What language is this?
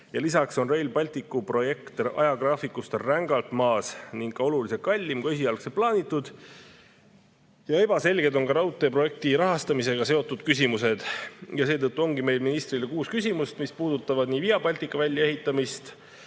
Estonian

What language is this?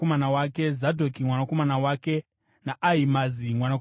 Shona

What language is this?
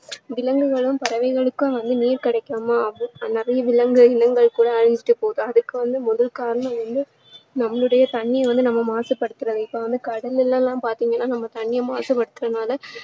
Tamil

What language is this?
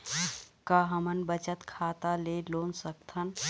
Chhattisgarhi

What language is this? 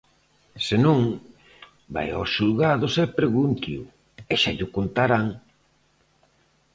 Galician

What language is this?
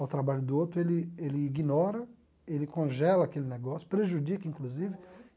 Portuguese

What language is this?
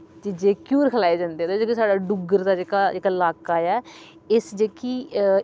Dogri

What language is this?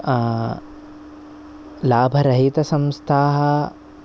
Sanskrit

